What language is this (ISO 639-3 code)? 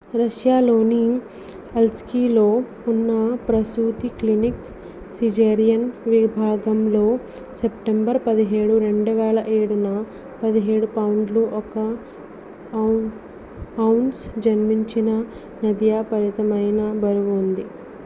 tel